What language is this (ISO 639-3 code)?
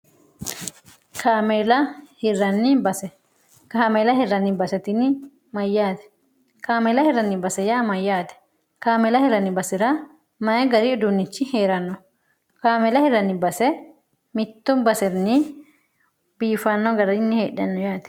sid